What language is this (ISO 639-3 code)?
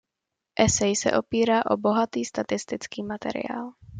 ces